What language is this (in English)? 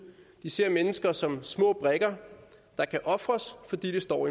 Danish